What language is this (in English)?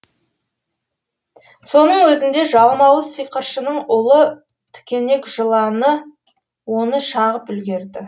Kazakh